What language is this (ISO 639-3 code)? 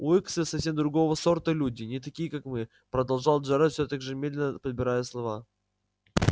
rus